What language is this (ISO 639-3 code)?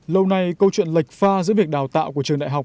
vie